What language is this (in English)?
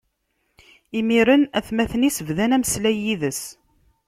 Kabyle